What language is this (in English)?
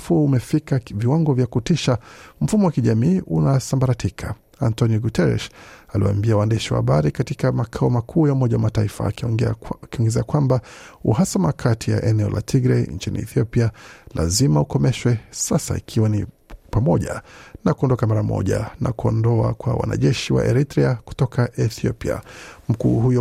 Swahili